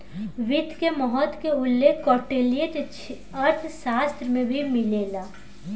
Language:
Bhojpuri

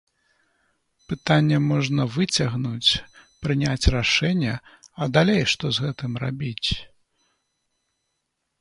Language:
Belarusian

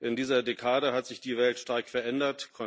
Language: German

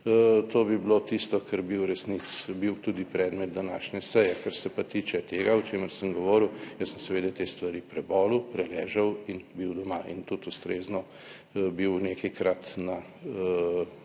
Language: Slovenian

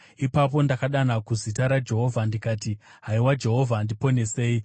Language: Shona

